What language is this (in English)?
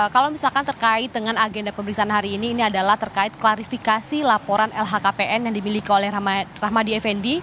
Indonesian